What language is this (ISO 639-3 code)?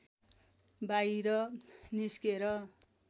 nep